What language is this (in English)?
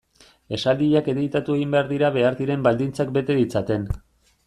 Basque